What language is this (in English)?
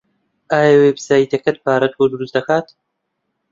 Central Kurdish